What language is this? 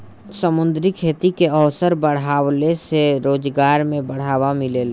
Bhojpuri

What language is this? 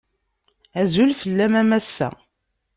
Kabyle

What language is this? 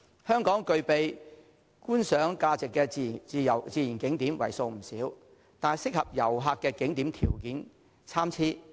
Cantonese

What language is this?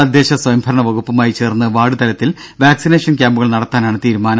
Malayalam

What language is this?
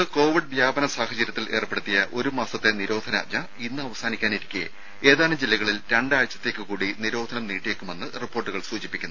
Malayalam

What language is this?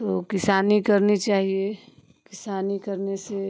Hindi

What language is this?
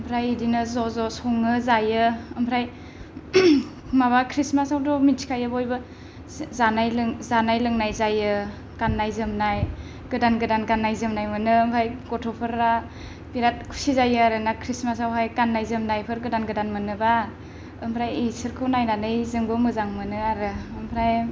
Bodo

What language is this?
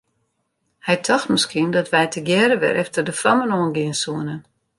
Western Frisian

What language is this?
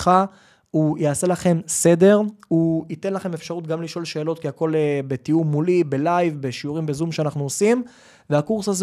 Hebrew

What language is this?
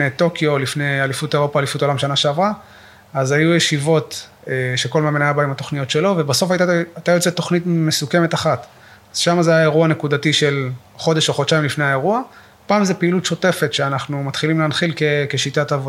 Hebrew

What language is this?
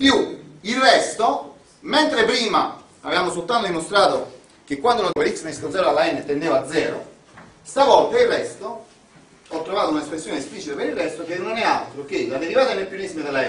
Italian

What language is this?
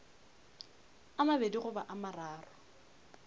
Northern Sotho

